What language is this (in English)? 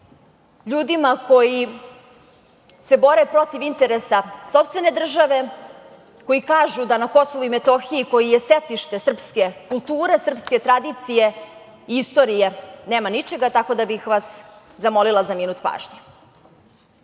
Serbian